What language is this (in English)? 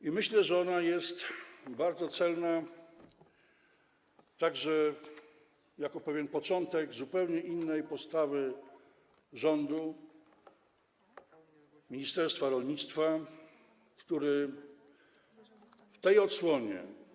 Polish